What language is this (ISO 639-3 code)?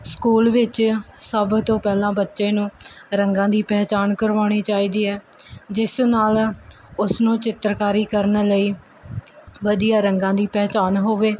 pan